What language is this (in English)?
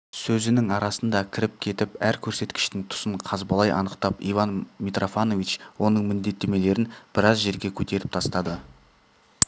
Kazakh